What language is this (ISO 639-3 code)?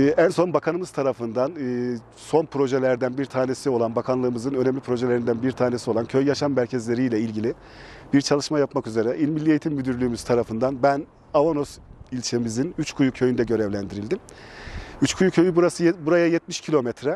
tur